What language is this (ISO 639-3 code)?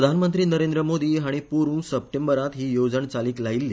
kok